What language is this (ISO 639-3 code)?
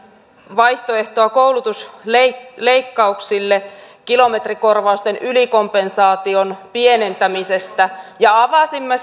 fin